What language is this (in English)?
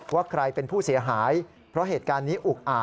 Thai